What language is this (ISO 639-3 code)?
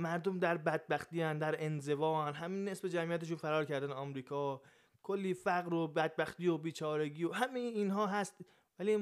fas